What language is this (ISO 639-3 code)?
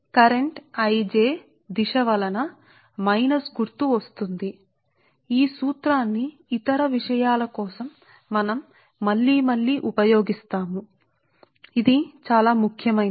tel